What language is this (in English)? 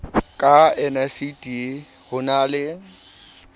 Southern Sotho